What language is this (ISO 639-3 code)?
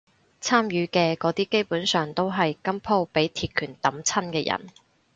yue